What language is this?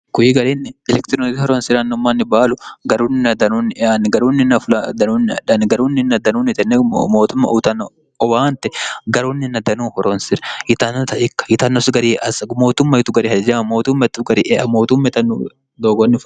Sidamo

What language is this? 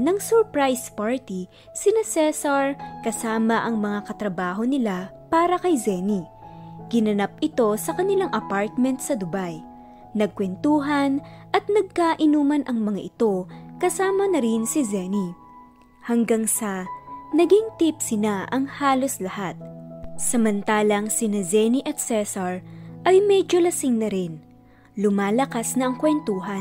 Filipino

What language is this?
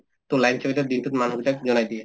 Assamese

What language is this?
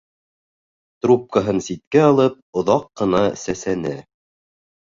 Bashkir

